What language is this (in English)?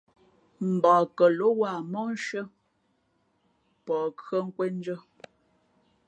Fe'fe'